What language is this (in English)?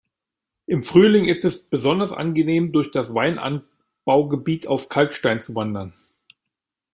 German